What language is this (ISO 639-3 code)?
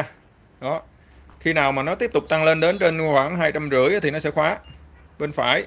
vie